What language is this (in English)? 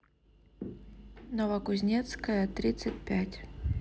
Russian